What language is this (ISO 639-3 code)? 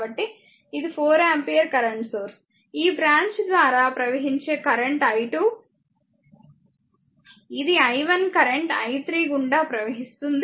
tel